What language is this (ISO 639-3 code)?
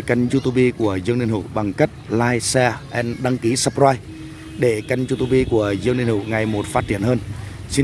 vie